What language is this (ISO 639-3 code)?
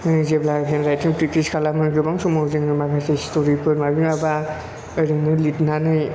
brx